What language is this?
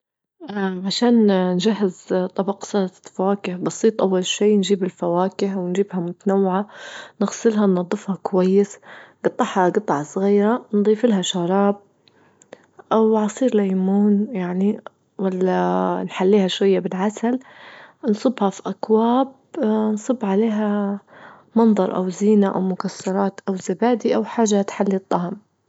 Libyan Arabic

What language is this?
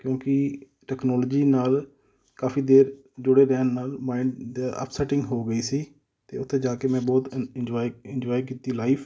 Punjabi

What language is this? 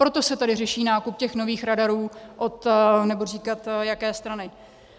Czech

